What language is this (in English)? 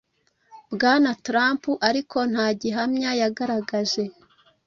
Kinyarwanda